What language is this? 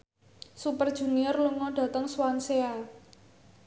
Javanese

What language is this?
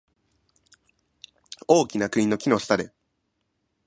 Japanese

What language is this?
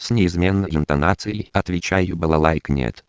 Russian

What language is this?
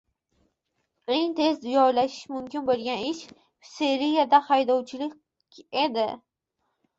Uzbek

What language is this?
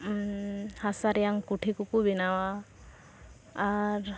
Santali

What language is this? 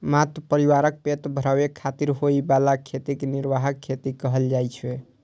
Maithili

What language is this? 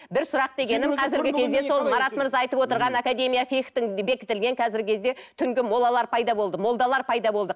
Kazakh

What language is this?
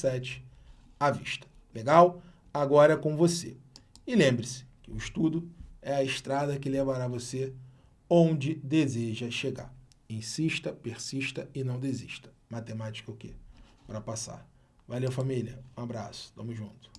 Portuguese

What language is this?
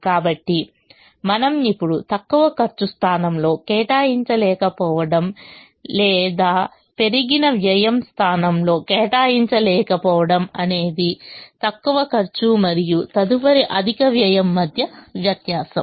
Telugu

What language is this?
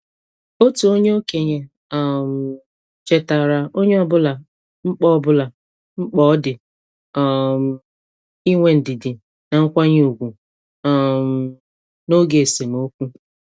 Igbo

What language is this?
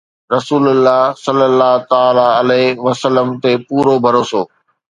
Sindhi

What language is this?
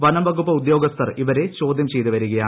Malayalam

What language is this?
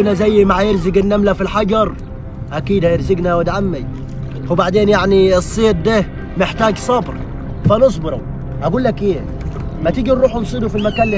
Arabic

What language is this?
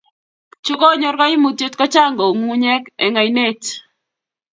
Kalenjin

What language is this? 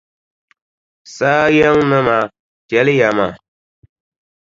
Dagbani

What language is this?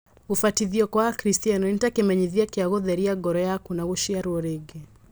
Kikuyu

